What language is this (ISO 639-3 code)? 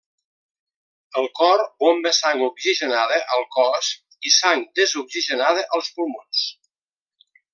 cat